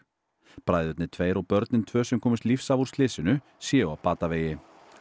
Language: Icelandic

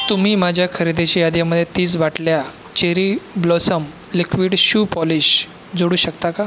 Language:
Marathi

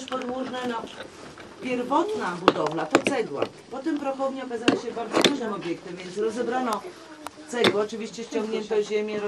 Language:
Polish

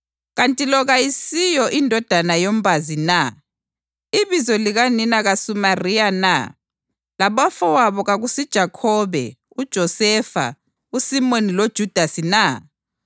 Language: North Ndebele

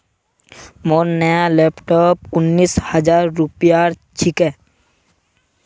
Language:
Magahi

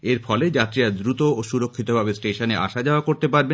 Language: Bangla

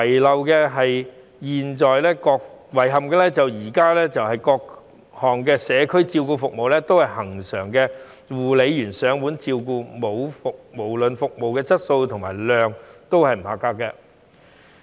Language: Cantonese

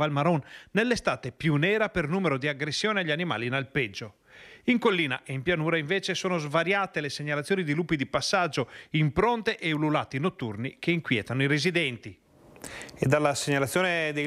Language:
Italian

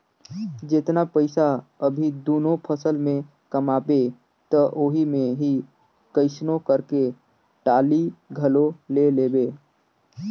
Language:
Chhattisgarhi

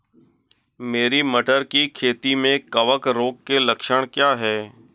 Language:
Hindi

